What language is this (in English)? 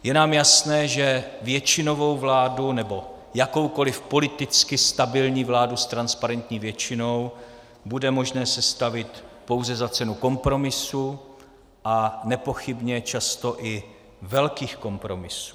Czech